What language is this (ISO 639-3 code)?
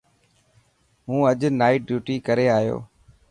mki